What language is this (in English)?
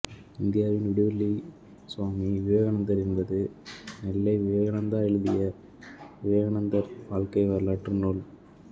Tamil